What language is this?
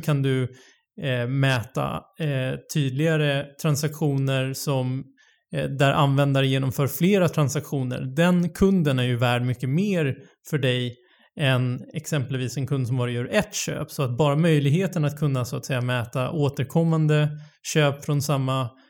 Swedish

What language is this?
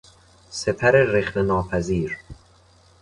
Persian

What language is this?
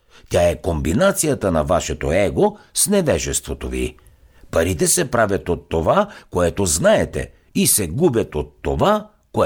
Bulgarian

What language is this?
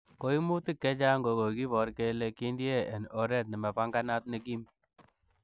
Kalenjin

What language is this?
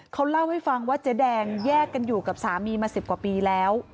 Thai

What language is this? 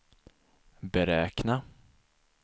Swedish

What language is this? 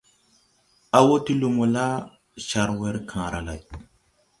Tupuri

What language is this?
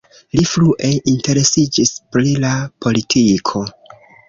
Esperanto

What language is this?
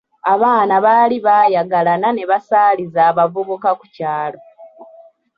Ganda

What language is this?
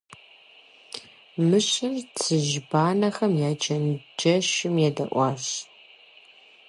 Kabardian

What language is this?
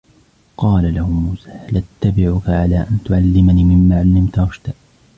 Arabic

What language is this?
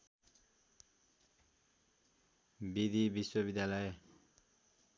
Nepali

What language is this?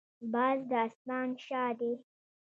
Pashto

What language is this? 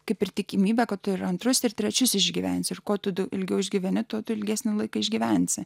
Lithuanian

